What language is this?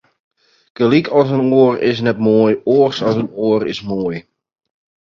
Western Frisian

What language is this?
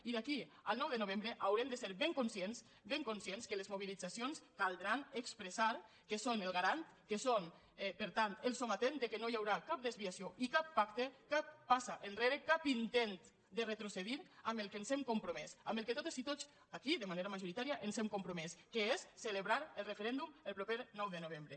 Catalan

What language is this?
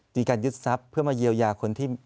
Thai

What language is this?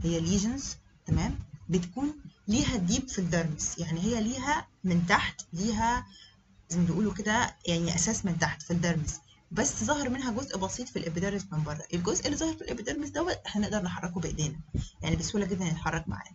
Arabic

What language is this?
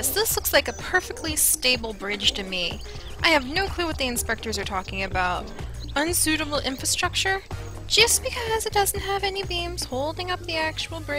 English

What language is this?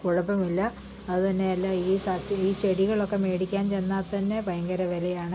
Malayalam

